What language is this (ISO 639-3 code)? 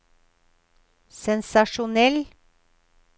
nor